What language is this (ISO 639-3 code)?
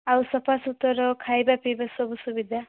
ori